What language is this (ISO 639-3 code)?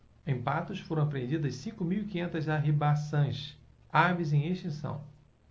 por